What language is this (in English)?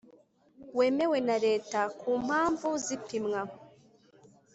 Kinyarwanda